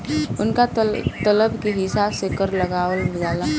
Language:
Bhojpuri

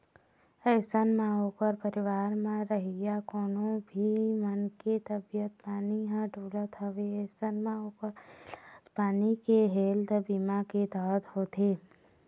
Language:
Chhattisgarhi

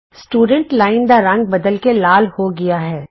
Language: Punjabi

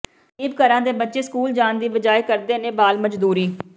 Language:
Punjabi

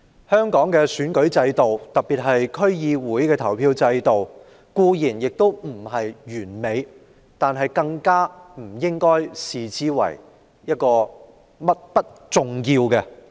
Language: Cantonese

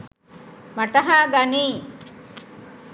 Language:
Sinhala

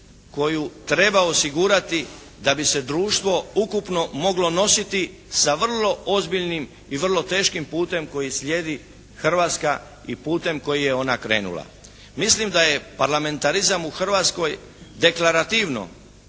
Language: Croatian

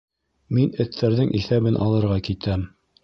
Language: Bashkir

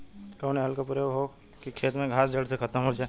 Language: Bhojpuri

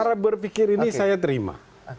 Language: Indonesian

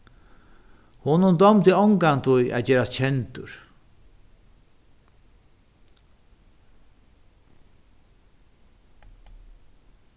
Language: Faroese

